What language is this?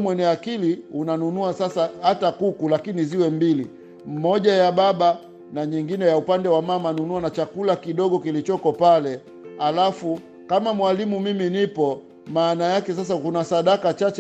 Swahili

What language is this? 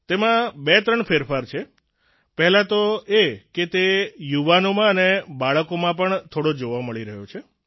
Gujarati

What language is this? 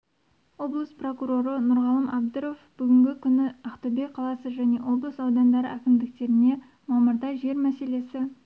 Kazakh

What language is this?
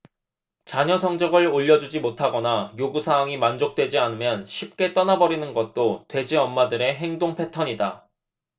Korean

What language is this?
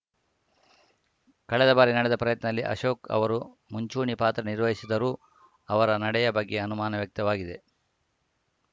Kannada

